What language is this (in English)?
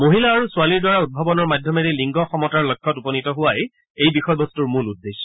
Assamese